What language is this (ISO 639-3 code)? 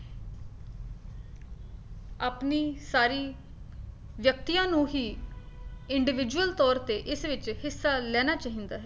pan